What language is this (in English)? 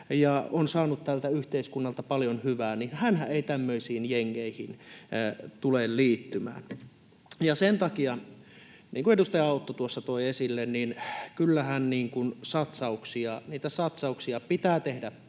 Finnish